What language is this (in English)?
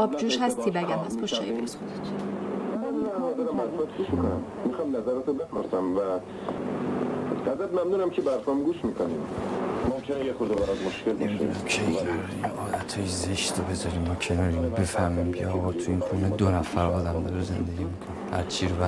Persian